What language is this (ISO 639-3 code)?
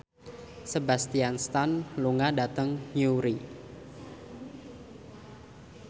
jav